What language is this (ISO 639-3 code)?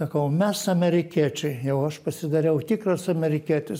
lit